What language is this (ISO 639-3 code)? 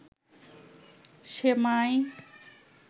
ben